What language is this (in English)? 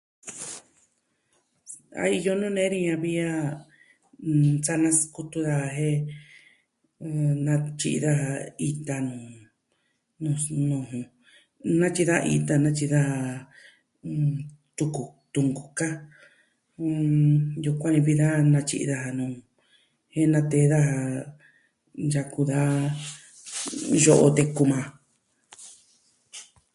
Southwestern Tlaxiaco Mixtec